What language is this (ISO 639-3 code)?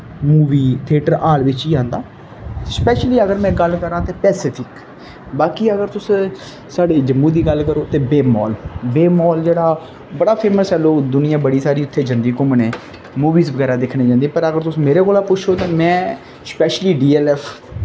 doi